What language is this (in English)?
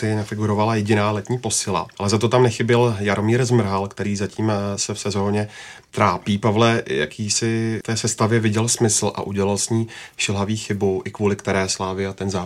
Czech